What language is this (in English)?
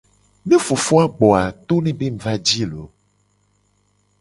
Gen